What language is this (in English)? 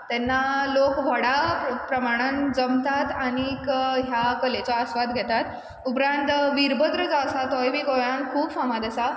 Konkani